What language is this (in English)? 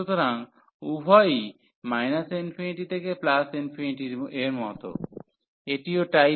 Bangla